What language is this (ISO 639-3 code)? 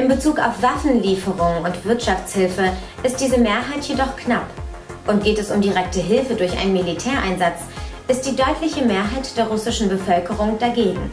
deu